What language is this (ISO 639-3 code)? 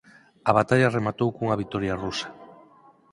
glg